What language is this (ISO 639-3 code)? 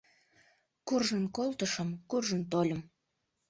chm